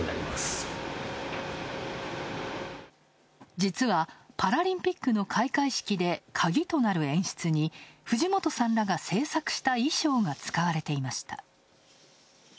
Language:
Japanese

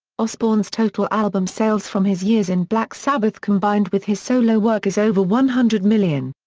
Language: English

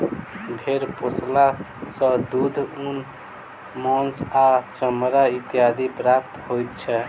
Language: Maithili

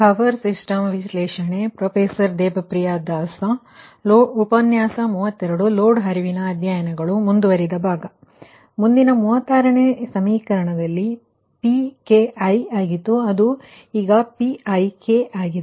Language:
Kannada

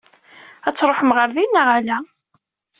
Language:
Kabyle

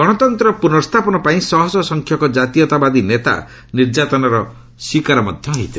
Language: Odia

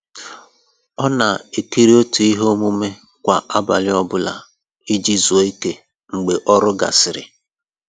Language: Igbo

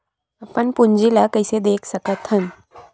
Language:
Chhattisgarhi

